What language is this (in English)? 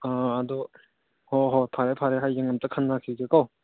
Manipuri